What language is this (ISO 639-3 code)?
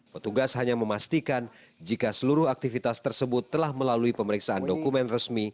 ind